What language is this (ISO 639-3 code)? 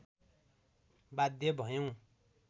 nep